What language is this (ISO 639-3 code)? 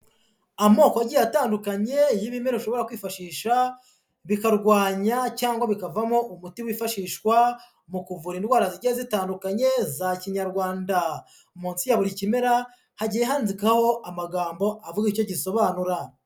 kin